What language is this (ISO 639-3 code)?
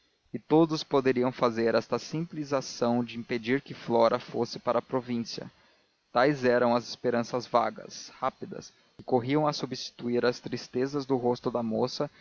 por